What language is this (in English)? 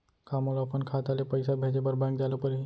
Chhattisgarhi